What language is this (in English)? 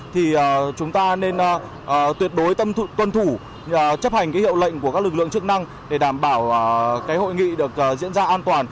Vietnamese